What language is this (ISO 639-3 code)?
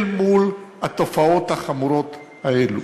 heb